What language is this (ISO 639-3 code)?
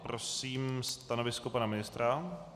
ces